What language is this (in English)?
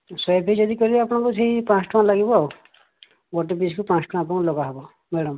Odia